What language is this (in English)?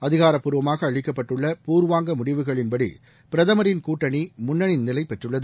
Tamil